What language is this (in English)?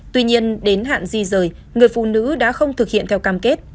Vietnamese